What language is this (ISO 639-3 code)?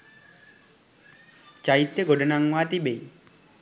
sin